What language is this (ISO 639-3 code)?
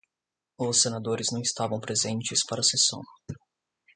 por